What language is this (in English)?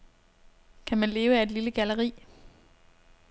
Danish